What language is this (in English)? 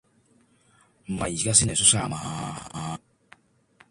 Cantonese